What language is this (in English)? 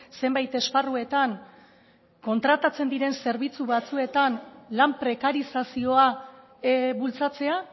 Basque